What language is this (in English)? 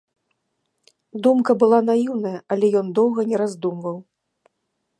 Belarusian